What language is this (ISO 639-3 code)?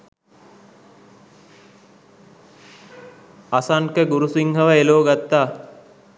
sin